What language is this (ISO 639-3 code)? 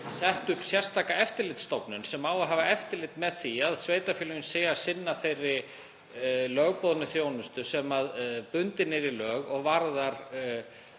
isl